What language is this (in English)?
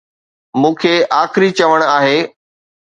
Sindhi